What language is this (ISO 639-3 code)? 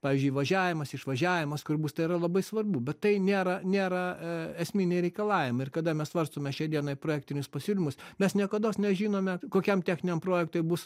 lit